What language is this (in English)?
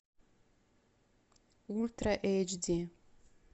Russian